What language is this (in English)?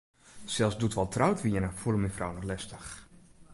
Western Frisian